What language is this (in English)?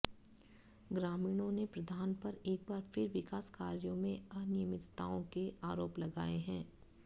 Hindi